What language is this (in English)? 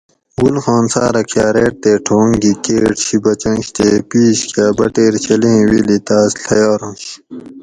Gawri